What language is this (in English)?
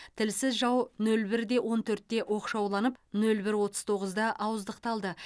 Kazakh